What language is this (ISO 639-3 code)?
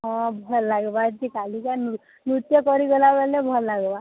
ori